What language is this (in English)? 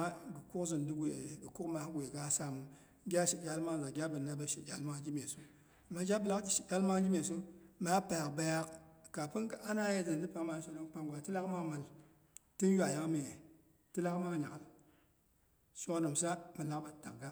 Boghom